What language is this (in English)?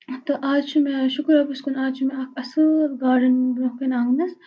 Kashmiri